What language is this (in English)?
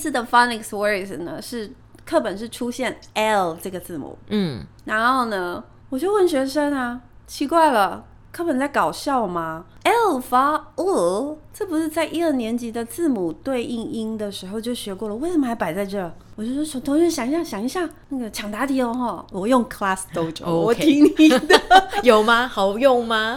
Chinese